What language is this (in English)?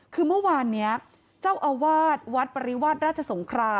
Thai